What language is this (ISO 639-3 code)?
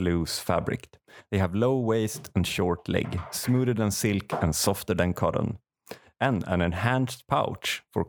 swe